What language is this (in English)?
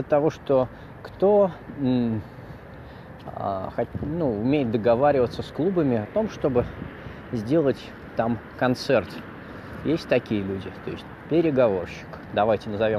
Russian